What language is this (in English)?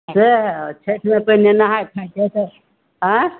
Maithili